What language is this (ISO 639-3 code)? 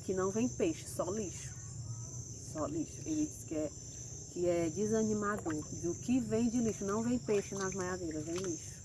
por